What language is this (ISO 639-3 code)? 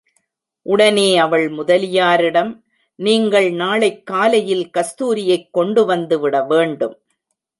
tam